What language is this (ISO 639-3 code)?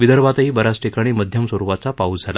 mar